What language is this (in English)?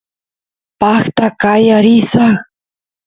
Santiago del Estero Quichua